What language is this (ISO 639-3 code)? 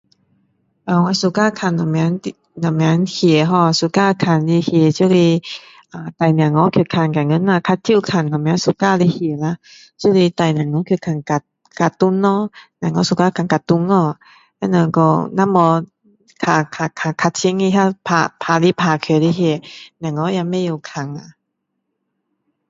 cdo